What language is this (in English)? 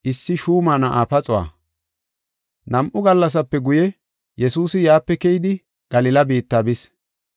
Gofa